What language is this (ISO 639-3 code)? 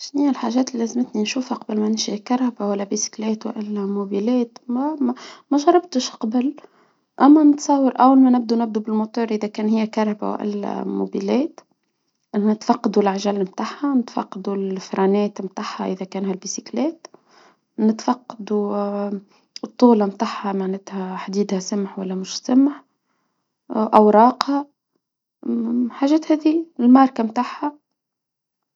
aeb